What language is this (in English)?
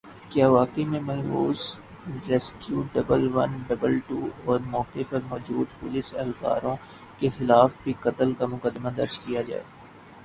Urdu